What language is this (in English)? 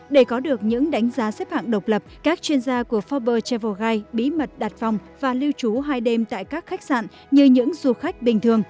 Vietnamese